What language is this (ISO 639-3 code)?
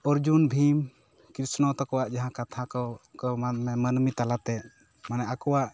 sat